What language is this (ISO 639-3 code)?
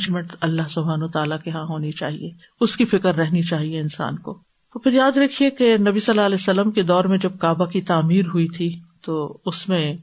urd